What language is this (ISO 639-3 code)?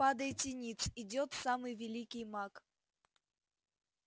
rus